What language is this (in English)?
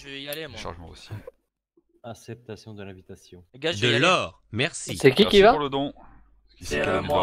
French